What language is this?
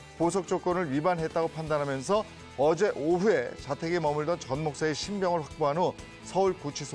Korean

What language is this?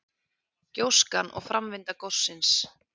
Icelandic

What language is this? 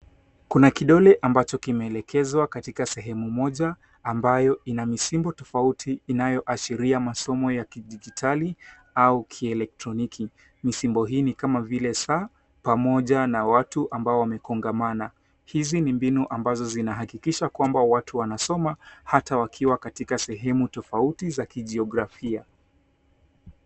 Swahili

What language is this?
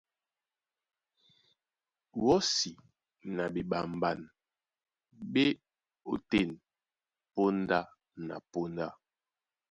Duala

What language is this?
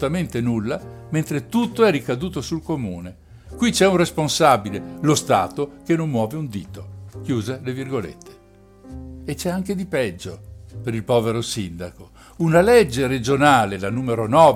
Italian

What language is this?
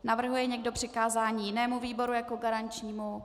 Czech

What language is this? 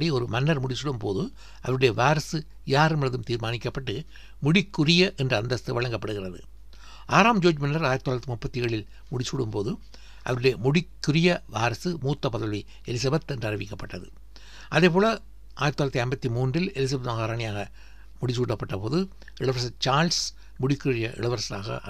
Tamil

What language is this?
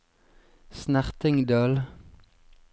Norwegian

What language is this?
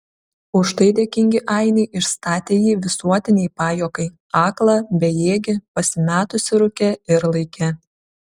Lithuanian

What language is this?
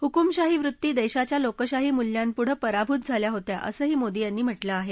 Marathi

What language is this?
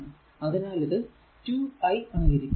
Malayalam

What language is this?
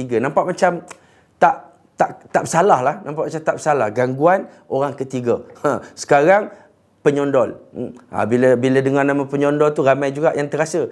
Malay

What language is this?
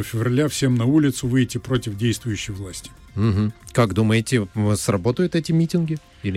Russian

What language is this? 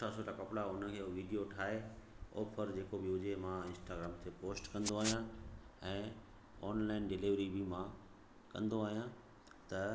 Sindhi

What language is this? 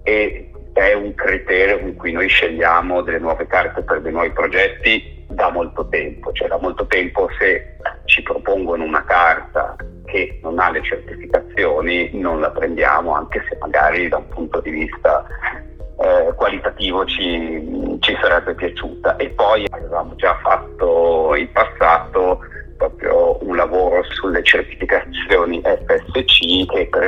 Italian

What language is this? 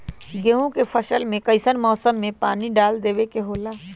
Magahi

